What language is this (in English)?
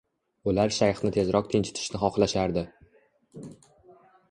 Uzbek